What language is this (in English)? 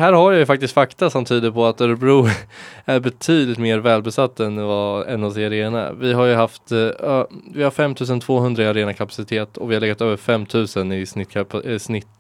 Swedish